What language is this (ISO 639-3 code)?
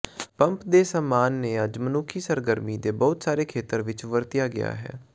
pan